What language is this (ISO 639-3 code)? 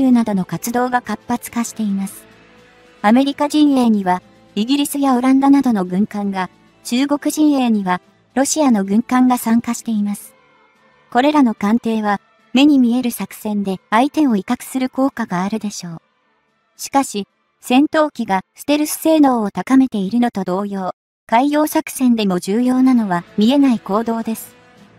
jpn